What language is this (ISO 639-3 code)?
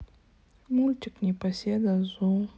rus